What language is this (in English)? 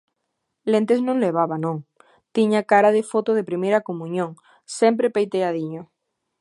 Galician